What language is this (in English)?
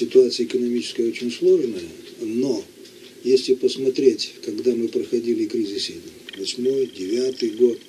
Russian